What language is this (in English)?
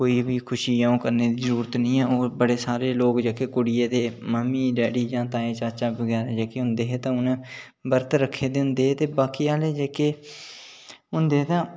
Dogri